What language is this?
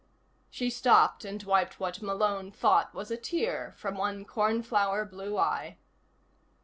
English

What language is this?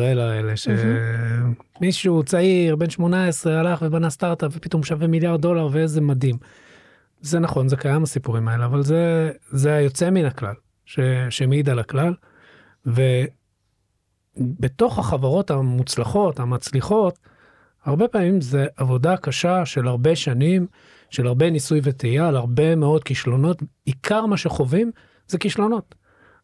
Hebrew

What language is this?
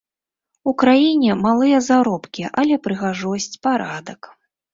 Belarusian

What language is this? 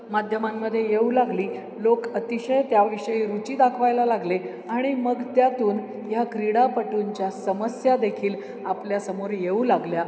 Marathi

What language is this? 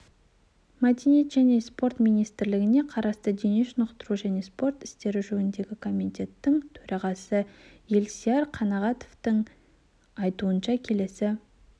Kazakh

